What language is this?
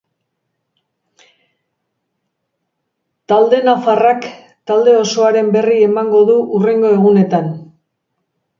Basque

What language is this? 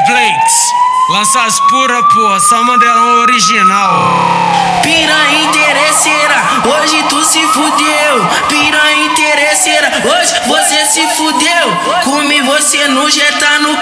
Romanian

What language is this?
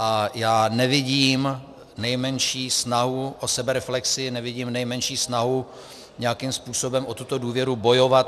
Czech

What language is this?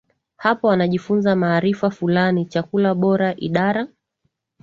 Swahili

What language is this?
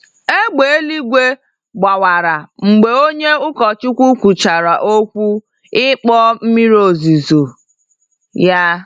Igbo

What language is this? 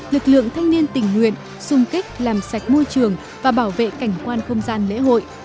Vietnamese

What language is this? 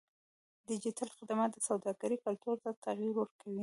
Pashto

